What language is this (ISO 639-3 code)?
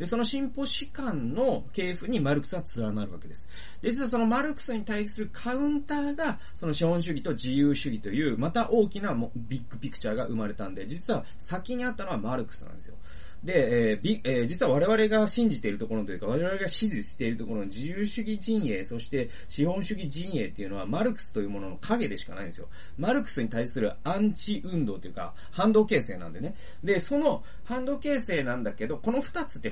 jpn